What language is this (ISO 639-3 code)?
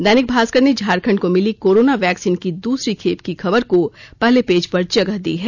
hin